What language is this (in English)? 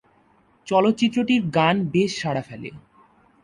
Bangla